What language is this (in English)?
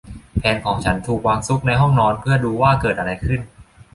Thai